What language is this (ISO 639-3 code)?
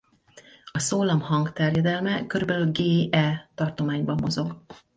hun